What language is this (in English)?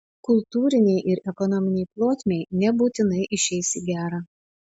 Lithuanian